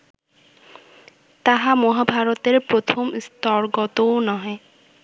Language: Bangla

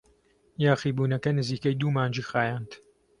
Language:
Central Kurdish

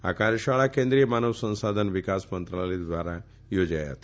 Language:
Gujarati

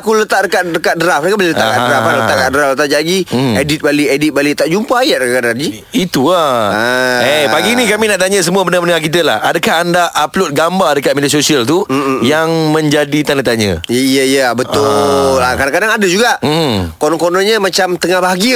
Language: Malay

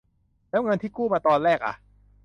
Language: Thai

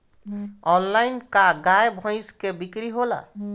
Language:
Bhojpuri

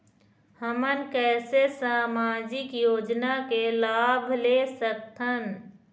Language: Chhattisgarhi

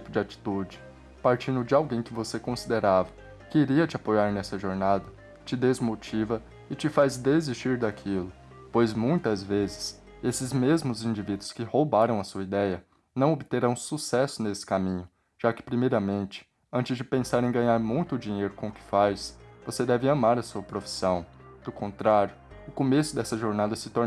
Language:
Portuguese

